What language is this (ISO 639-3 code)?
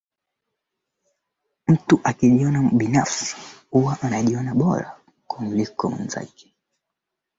swa